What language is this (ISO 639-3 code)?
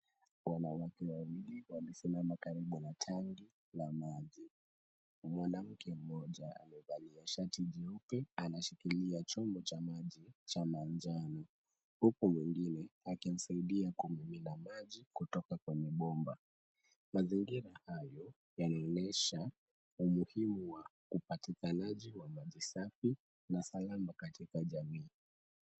swa